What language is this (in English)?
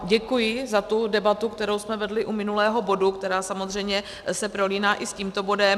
Czech